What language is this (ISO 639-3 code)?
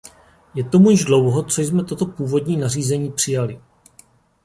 ces